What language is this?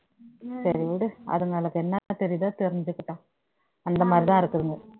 Tamil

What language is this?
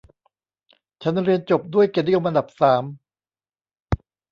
Thai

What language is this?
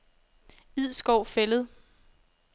Danish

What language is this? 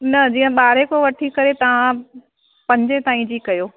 Sindhi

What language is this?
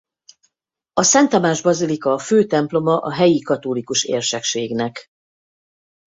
Hungarian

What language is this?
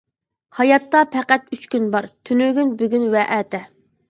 Uyghur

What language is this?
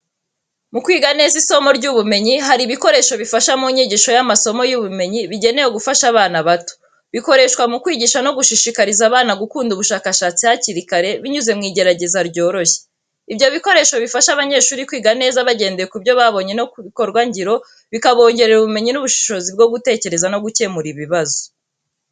Kinyarwanda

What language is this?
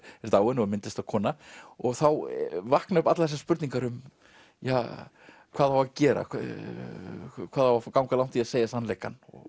Icelandic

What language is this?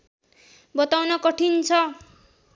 Nepali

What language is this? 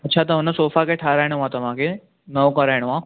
Sindhi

